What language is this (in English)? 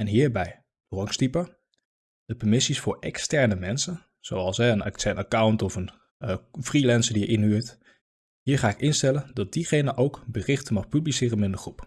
Dutch